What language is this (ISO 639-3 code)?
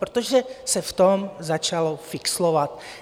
ces